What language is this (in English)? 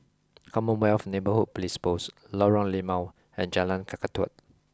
English